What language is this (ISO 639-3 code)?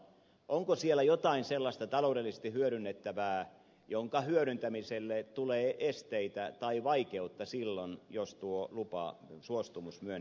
fin